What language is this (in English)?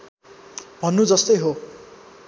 Nepali